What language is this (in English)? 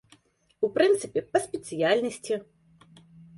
Belarusian